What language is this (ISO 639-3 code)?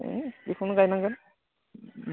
brx